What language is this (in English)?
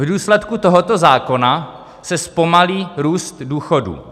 Czech